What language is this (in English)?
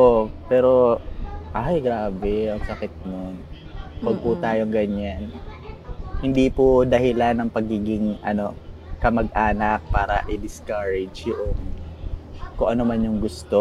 Filipino